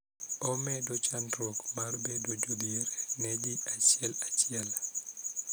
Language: Luo (Kenya and Tanzania)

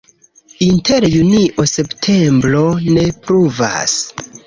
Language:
Esperanto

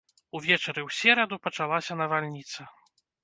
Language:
Belarusian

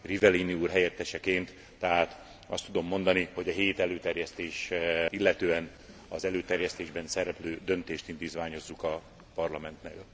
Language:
Hungarian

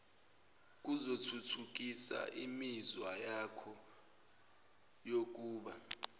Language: Zulu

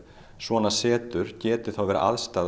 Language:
Icelandic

